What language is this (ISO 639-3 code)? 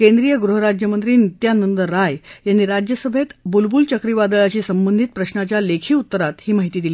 mar